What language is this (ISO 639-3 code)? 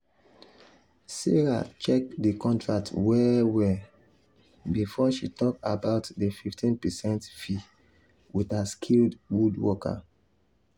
pcm